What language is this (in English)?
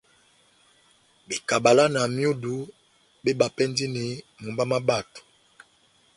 Batanga